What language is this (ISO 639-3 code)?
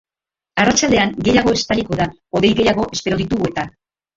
eus